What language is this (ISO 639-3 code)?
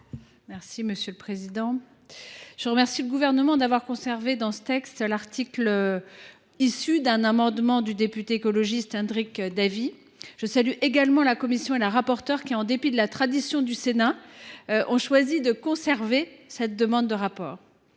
fra